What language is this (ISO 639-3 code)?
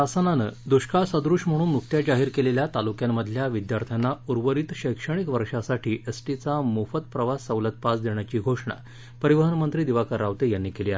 mar